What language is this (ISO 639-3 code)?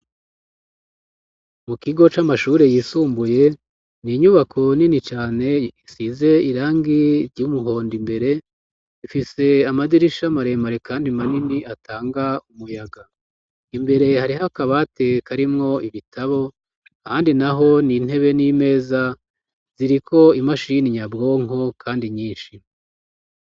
run